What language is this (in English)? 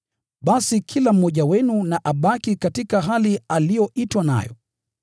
Swahili